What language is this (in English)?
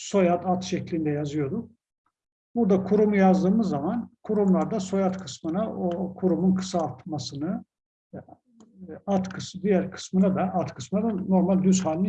Turkish